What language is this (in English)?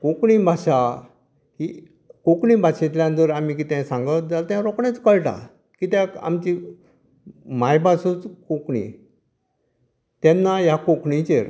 Konkani